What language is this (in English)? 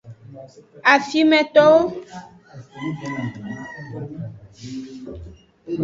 Aja (Benin)